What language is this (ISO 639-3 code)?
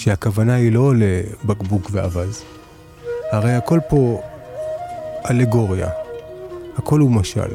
heb